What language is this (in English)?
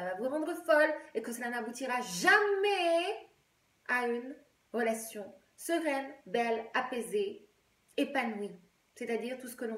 French